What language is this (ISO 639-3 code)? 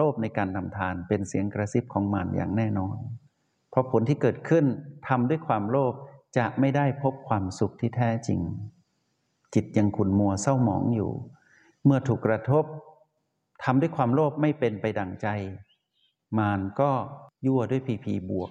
tha